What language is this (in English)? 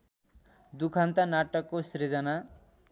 Nepali